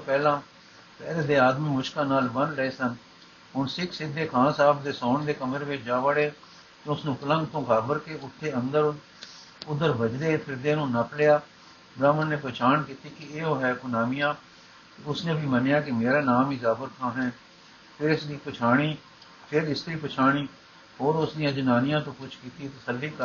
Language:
Punjabi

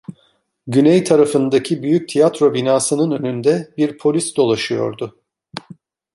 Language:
Turkish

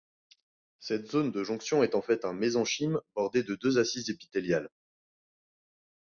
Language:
French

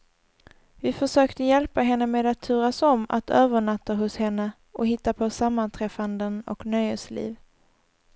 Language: Swedish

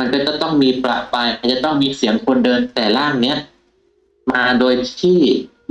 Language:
Thai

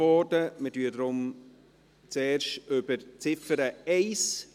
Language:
Swiss German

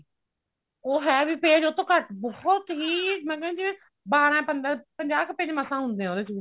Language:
Punjabi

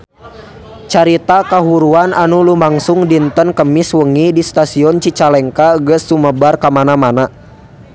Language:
Sundanese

